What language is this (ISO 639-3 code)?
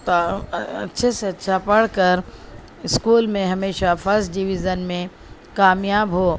urd